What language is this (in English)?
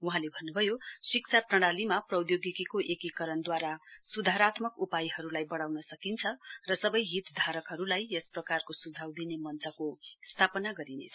Nepali